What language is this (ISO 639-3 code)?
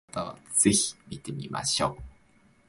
jpn